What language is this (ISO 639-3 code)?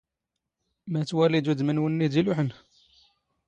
zgh